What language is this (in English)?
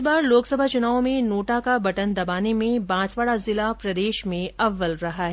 Hindi